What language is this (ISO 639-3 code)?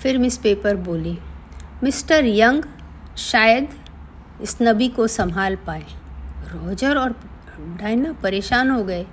hin